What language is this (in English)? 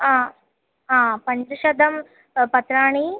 Sanskrit